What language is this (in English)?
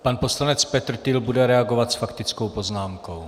Czech